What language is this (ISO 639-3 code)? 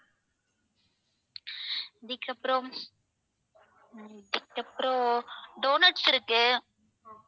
tam